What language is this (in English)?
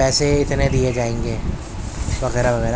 Urdu